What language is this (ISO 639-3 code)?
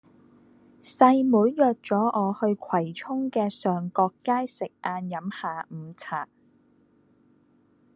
yue